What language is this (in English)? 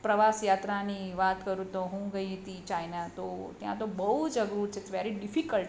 Gujarati